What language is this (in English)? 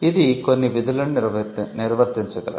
Telugu